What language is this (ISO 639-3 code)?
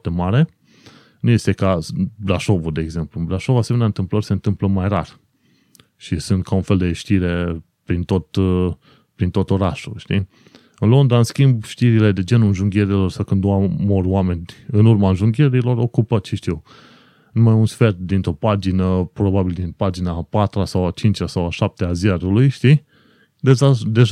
ron